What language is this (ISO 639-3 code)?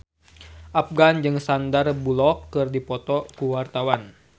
sun